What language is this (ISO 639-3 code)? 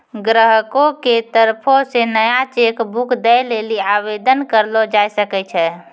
mai